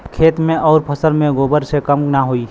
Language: Bhojpuri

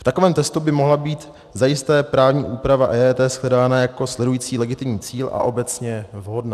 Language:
Czech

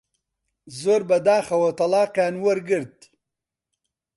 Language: Central Kurdish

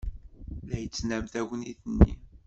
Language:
Kabyle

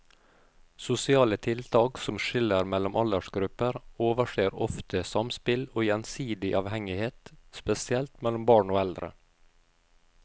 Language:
Norwegian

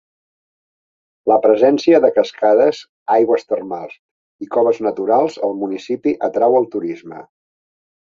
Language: Catalan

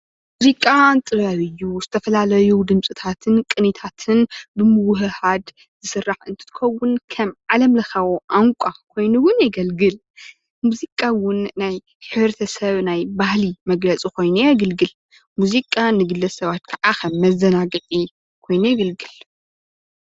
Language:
Tigrinya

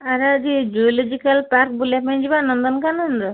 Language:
Odia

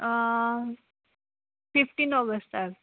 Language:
Konkani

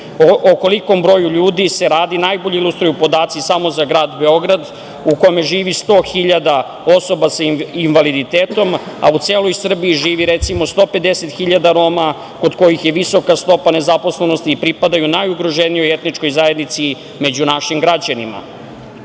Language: Serbian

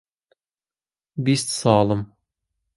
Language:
Central Kurdish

